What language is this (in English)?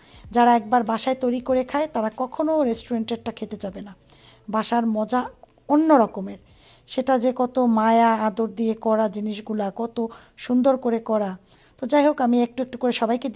Bangla